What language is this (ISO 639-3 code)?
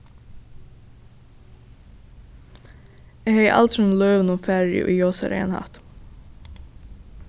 fao